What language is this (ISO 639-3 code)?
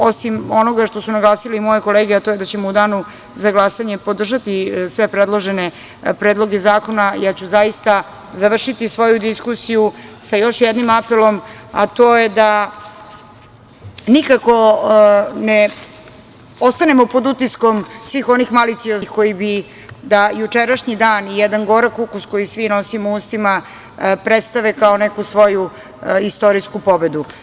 srp